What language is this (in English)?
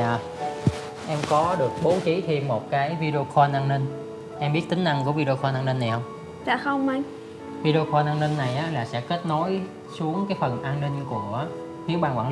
Vietnamese